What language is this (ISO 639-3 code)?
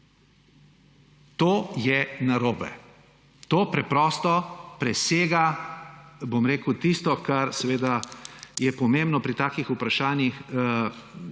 slv